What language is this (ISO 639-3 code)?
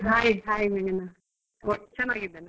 kan